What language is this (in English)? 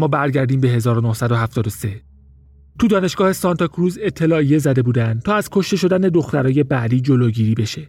Persian